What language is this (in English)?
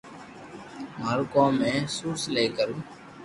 Loarki